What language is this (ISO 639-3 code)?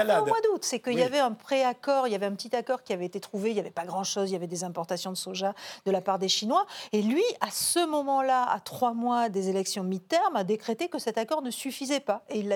fra